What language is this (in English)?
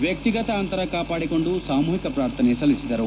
Kannada